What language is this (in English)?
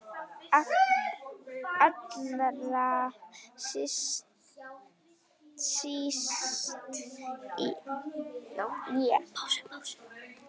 Icelandic